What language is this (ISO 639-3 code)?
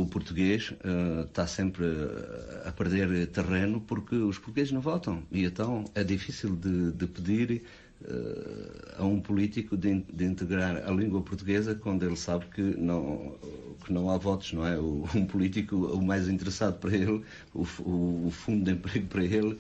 por